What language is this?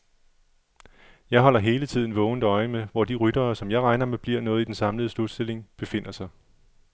Danish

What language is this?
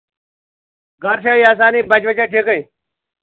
Kashmiri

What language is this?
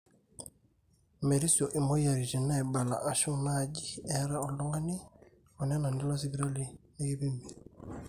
Masai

